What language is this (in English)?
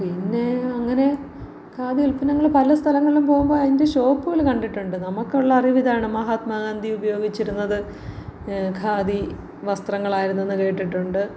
Malayalam